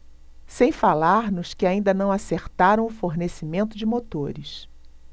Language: Portuguese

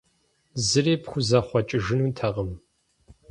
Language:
Kabardian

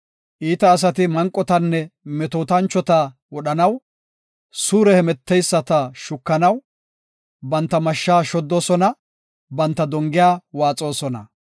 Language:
Gofa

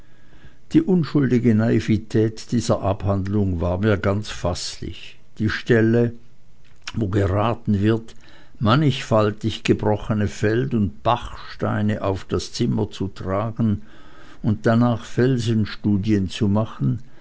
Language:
German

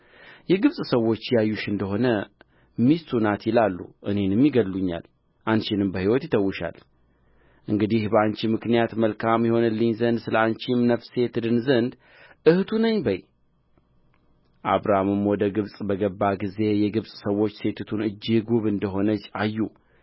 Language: Amharic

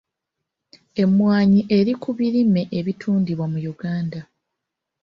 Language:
Ganda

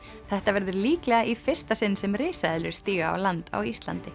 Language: Icelandic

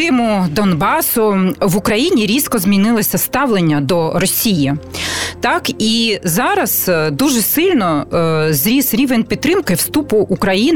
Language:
Ukrainian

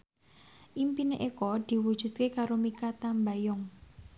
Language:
Javanese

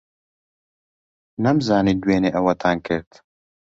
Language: Central Kurdish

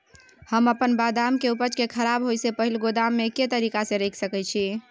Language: Maithili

